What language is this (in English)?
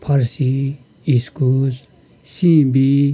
Nepali